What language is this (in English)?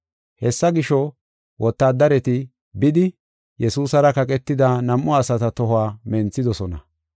Gofa